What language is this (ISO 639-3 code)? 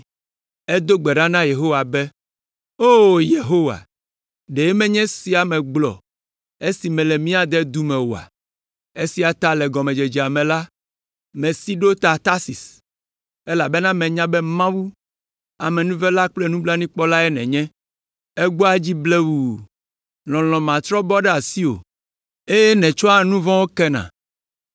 ewe